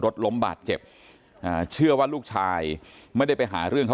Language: Thai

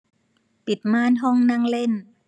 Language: Thai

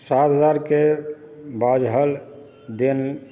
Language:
Maithili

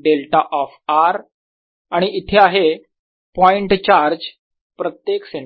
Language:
Marathi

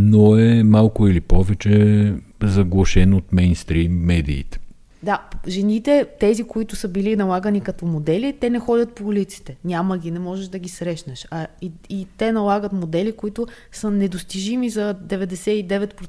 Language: Bulgarian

